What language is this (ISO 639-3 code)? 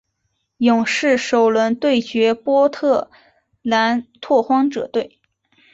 zho